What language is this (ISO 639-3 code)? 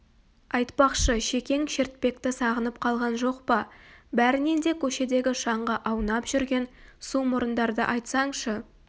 kaz